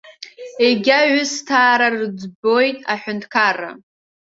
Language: Abkhazian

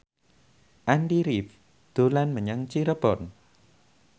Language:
Javanese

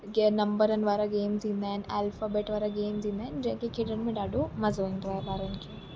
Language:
Sindhi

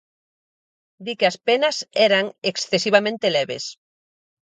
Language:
Galician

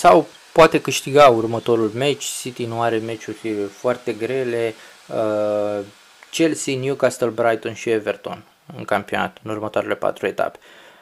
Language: Romanian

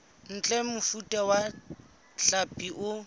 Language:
Southern Sotho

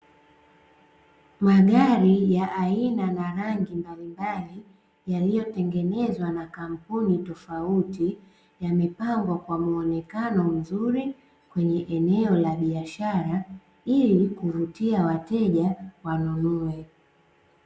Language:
Swahili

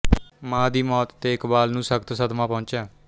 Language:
Punjabi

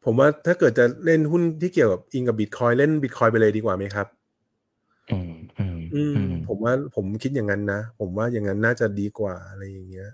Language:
Thai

